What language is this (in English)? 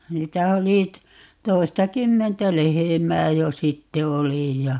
Finnish